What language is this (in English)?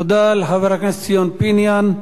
Hebrew